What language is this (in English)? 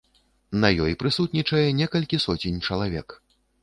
Belarusian